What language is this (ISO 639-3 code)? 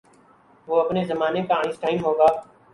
urd